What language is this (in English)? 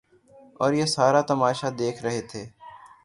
Urdu